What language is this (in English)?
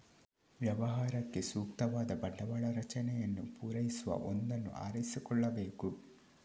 Kannada